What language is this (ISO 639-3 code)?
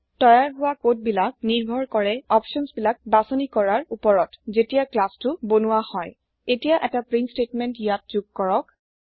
asm